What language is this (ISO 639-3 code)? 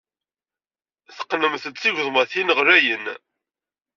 kab